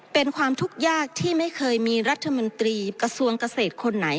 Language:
Thai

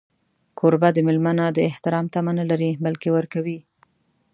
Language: Pashto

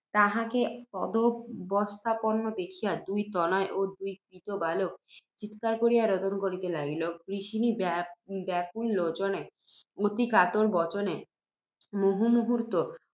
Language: Bangla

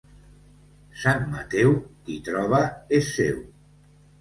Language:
Catalan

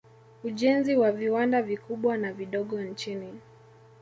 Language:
Swahili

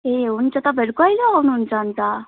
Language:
Nepali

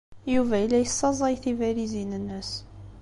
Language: Kabyle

